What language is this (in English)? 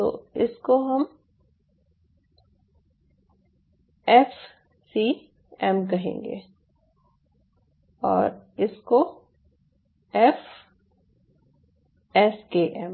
Hindi